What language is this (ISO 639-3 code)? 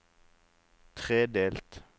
nor